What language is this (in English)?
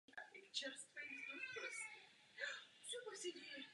Czech